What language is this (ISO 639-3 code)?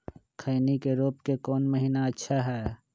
mag